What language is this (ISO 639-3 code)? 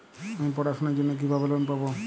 ben